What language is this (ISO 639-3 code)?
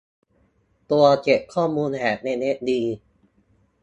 tha